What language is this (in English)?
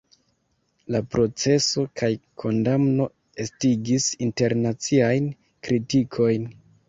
Esperanto